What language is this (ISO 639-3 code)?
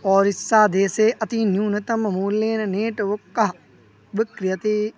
san